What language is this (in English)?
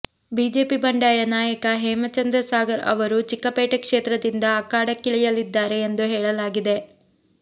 Kannada